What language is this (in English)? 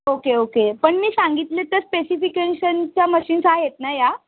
Marathi